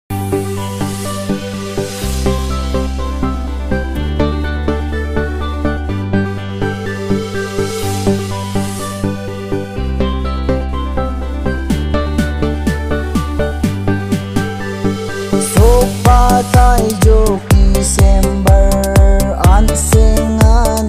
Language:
Romanian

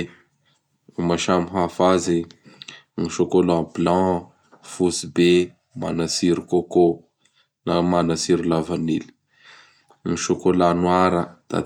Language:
Bara Malagasy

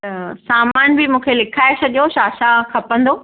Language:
Sindhi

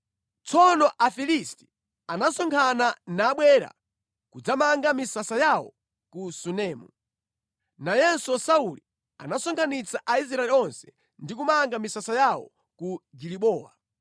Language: Nyanja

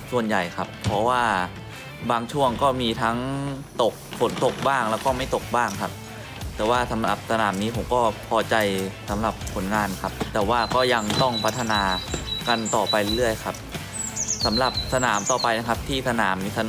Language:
Thai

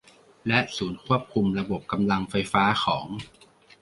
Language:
Thai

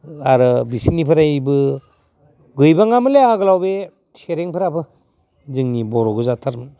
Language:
Bodo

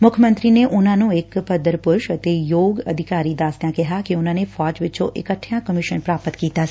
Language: Punjabi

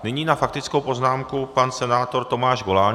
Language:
Czech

